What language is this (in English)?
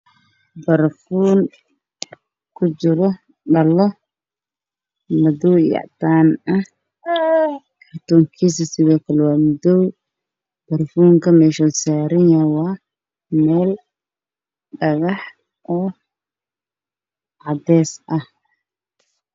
Somali